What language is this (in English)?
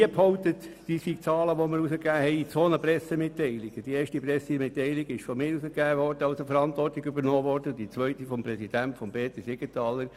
Swiss German